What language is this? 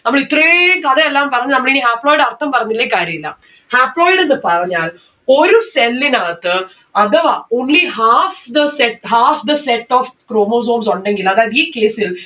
Malayalam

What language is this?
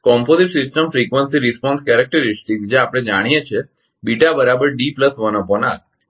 Gujarati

